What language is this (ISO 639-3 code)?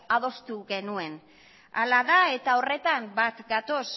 eus